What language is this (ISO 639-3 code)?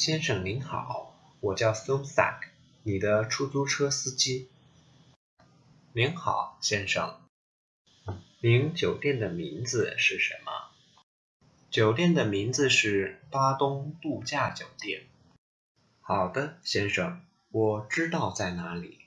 tha